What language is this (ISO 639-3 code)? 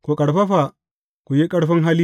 hau